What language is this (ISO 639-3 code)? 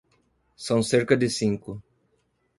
por